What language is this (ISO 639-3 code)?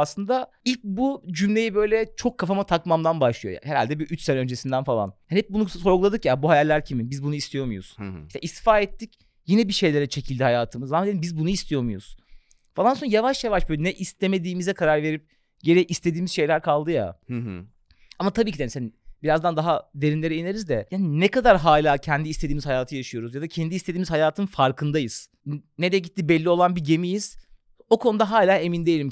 tur